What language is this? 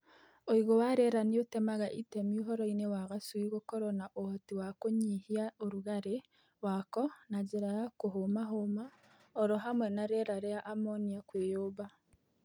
Kikuyu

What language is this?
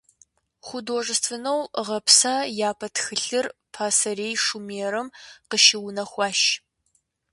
Kabardian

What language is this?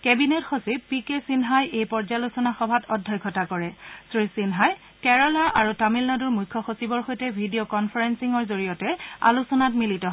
Assamese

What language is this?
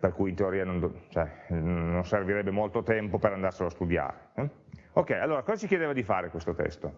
Italian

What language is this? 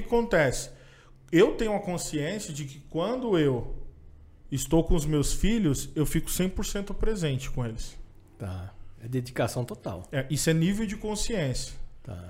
Portuguese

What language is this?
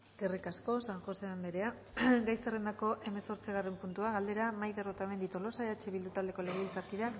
Basque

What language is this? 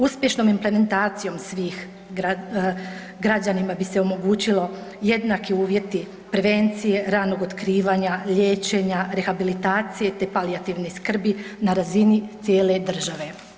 Croatian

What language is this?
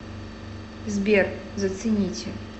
Russian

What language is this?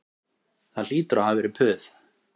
Icelandic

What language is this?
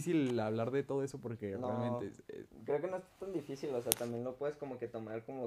Spanish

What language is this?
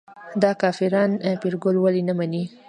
Pashto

